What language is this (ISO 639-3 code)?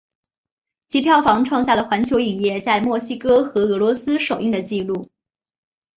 zho